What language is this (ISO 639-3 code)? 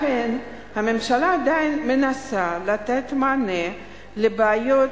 heb